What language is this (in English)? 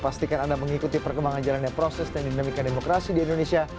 Indonesian